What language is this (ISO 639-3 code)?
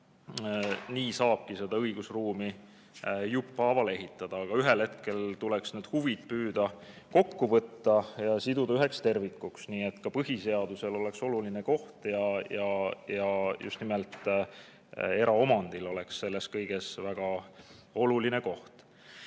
est